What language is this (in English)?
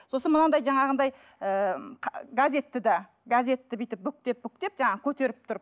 Kazakh